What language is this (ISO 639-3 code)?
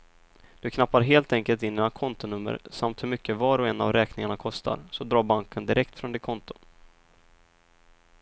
swe